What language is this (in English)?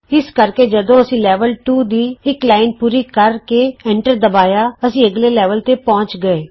Punjabi